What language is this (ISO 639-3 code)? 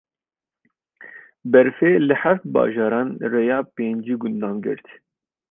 kur